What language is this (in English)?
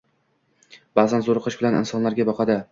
Uzbek